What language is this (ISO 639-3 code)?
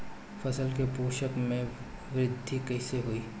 bho